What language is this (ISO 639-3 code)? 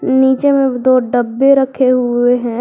hin